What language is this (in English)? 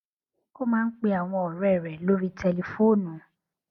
Yoruba